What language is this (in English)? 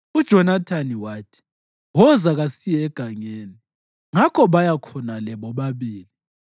North Ndebele